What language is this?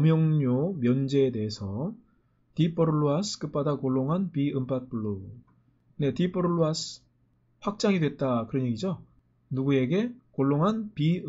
Korean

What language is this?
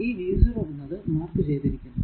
Malayalam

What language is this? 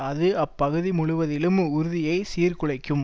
Tamil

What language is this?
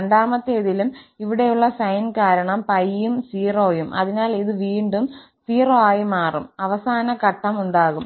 Malayalam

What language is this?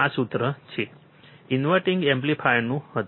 Gujarati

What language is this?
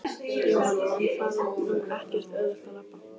Icelandic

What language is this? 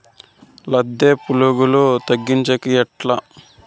Telugu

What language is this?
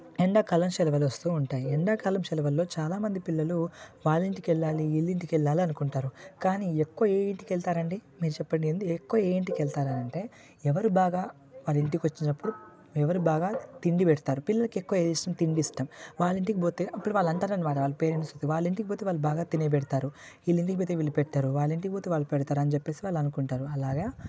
Telugu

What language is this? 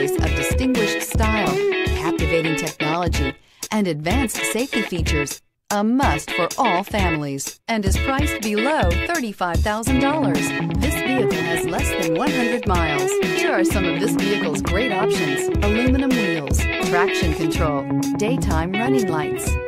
English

